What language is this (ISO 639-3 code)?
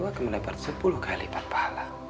ind